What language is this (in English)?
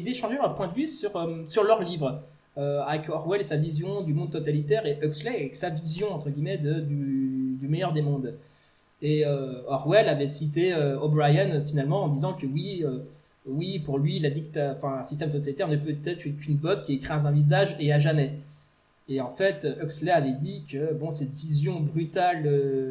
French